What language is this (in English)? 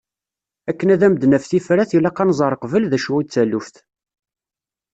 Kabyle